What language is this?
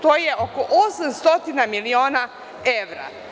Serbian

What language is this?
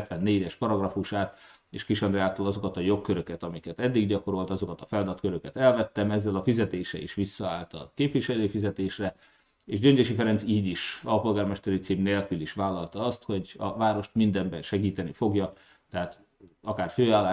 Hungarian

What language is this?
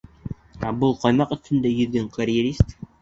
Bashkir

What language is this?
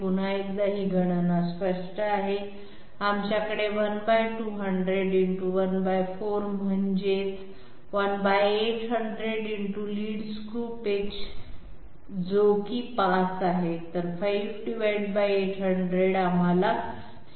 Marathi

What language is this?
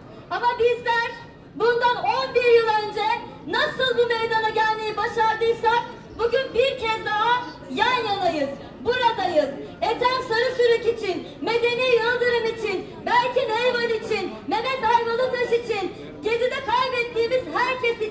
Turkish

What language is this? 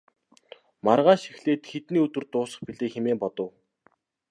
Mongolian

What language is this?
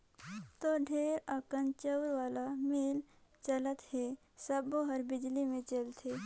Chhattisgarhi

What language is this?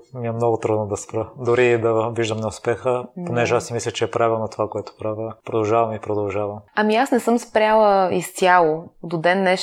Bulgarian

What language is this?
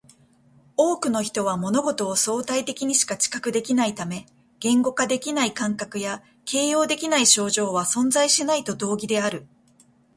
Japanese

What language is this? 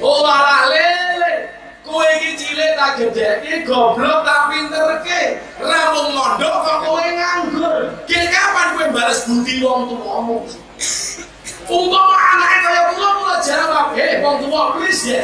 Indonesian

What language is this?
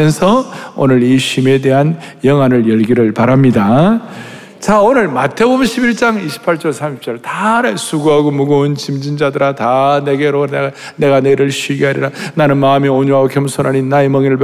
Korean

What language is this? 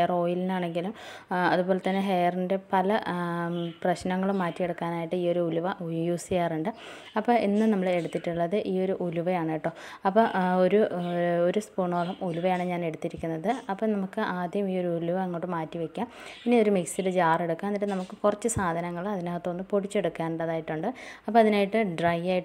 Malayalam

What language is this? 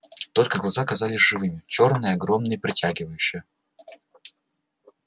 Russian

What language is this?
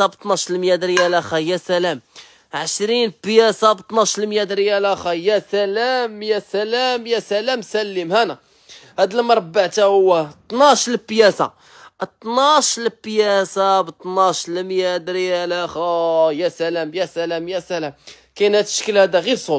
Arabic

